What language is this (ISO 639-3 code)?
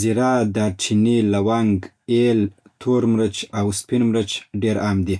pbt